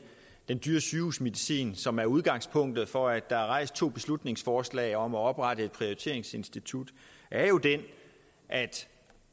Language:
Danish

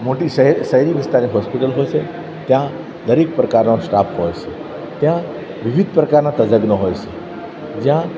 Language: Gujarati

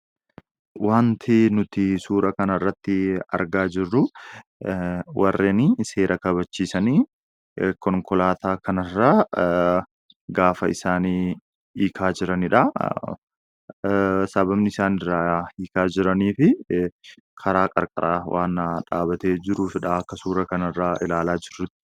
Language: Oromo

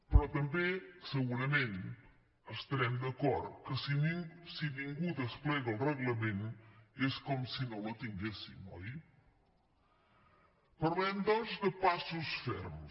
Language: Catalan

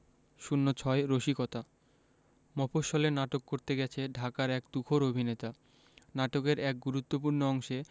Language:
Bangla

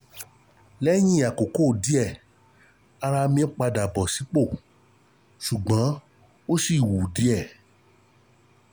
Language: Yoruba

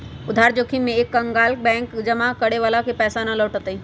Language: Magahi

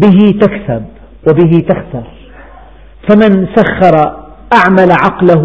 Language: Arabic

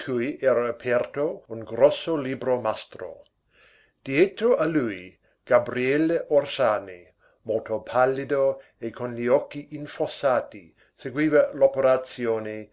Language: Italian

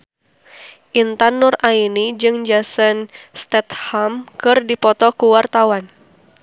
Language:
Sundanese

